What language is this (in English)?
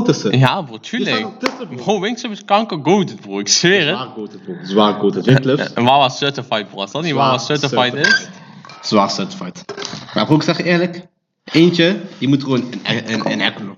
Dutch